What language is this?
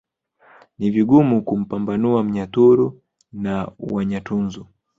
Swahili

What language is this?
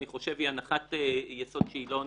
Hebrew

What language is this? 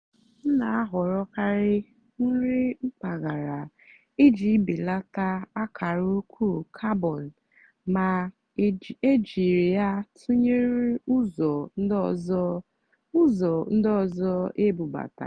Igbo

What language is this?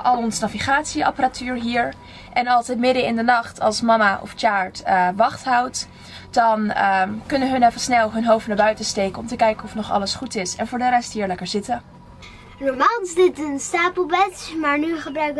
Dutch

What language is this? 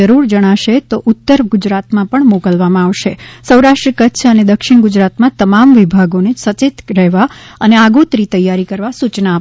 Gujarati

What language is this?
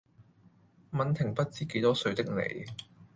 Cantonese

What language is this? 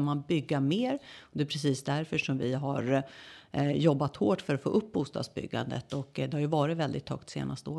Swedish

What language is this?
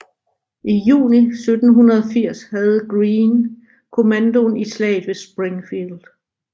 Danish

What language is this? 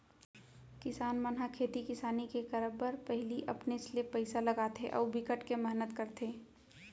Chhattisgarhi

